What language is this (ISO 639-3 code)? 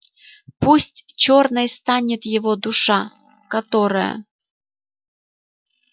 rus